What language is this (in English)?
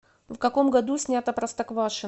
Russian